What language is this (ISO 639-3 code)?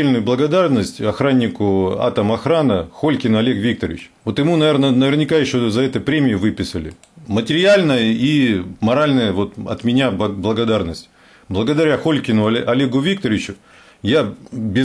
rus